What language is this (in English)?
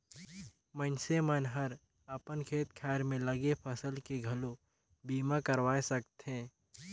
Chhattisgarhi